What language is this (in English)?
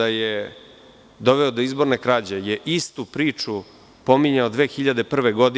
Serbian